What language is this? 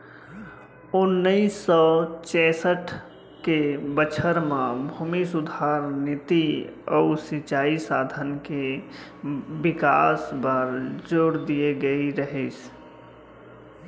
Chhattisgarhi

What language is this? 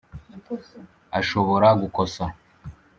Kinyarwanda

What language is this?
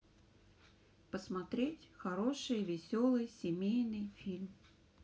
Russian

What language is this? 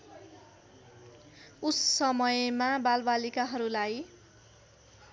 Nepali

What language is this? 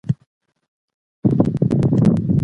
Pashto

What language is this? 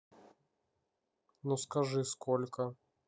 Russian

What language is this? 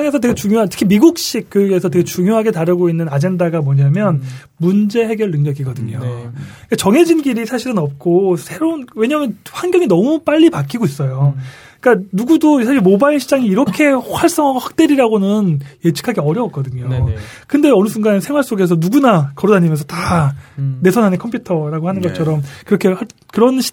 Korean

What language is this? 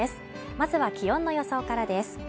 Japanese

